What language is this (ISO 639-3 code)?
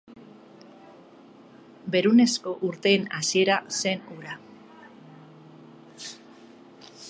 eus